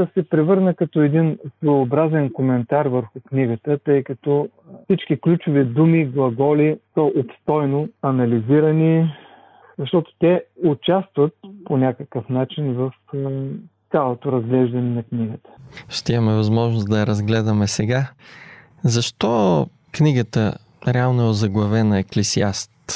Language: Bulgarian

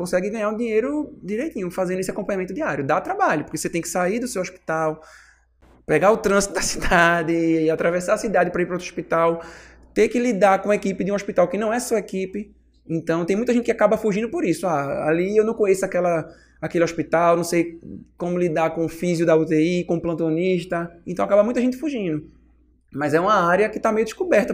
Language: Portuguese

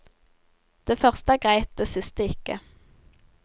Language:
Norwegian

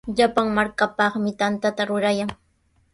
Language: Sihuas Ancash Quechua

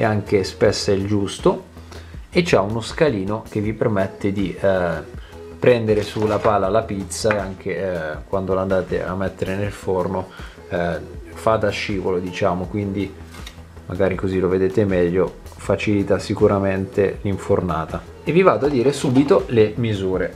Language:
Italian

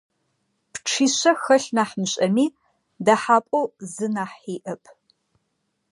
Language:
Adyghe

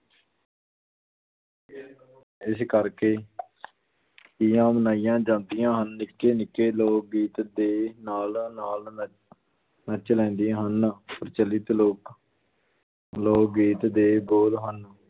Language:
Punjabi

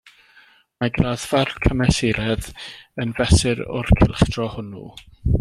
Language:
Welsh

